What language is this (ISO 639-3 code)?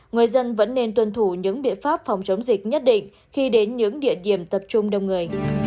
vie